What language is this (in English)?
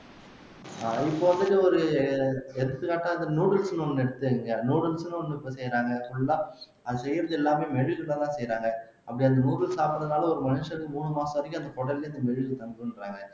Tamil